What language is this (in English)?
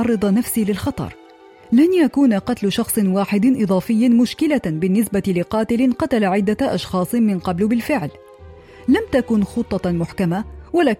Arabic